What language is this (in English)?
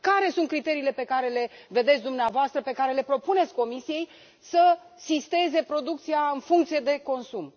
Romanian